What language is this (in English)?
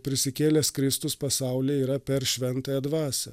Lithuanian